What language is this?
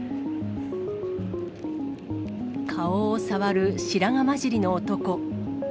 Japanese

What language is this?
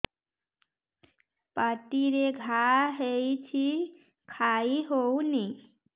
Odia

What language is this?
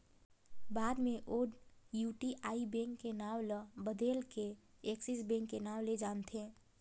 Chhattisgarhi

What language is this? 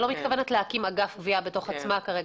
Hebrew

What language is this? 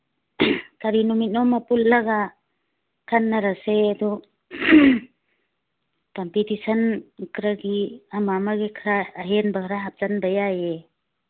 Manipuri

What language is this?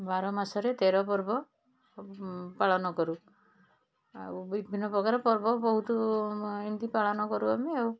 Odia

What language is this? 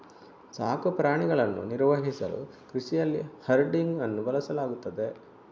Kannada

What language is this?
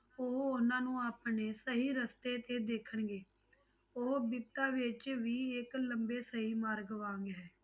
Punjabi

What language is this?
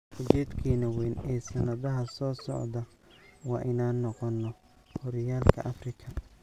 Somali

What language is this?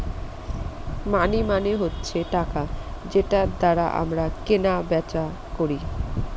Bangla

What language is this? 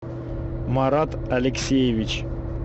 Russian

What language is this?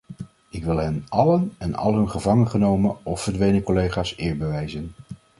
Dutch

